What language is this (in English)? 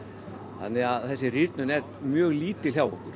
Icelandic